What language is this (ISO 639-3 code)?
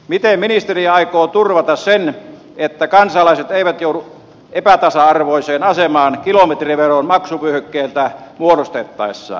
fin